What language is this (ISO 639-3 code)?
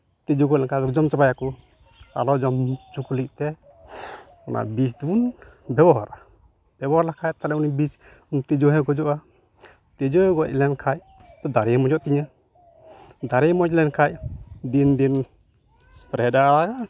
sat